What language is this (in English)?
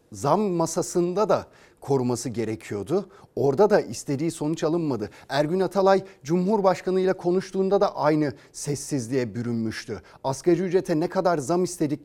Turkish